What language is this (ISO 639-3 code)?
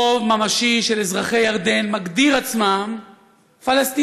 heb